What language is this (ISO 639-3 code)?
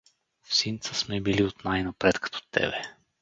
bul